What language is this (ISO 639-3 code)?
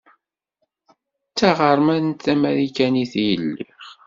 kab